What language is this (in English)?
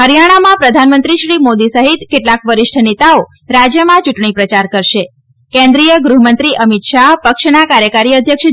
Gujarati